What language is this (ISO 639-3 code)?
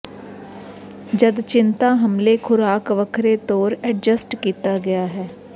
pan